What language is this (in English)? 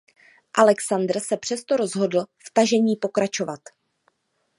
Czech